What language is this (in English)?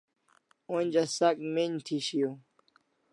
Kalasha